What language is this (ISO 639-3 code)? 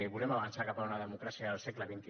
cat